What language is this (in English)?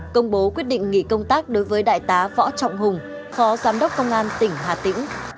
Vietnamese